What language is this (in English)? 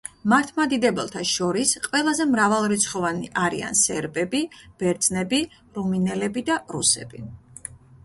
Georgian